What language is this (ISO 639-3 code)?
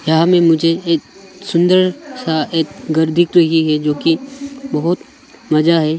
hin